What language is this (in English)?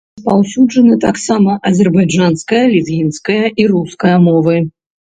Belarusian